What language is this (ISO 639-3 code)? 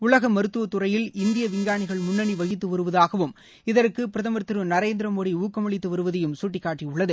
tam